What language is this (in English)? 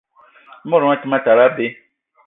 Eton (Cameroon)